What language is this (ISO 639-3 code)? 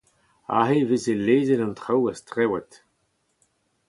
bre